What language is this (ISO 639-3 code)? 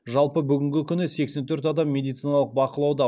kaz